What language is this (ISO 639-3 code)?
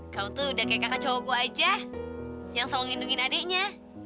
ind